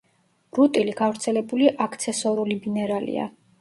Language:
Georgian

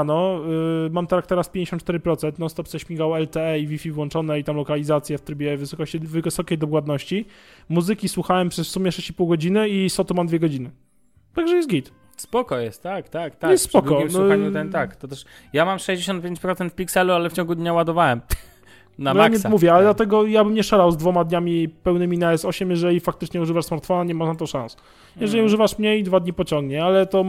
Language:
Polish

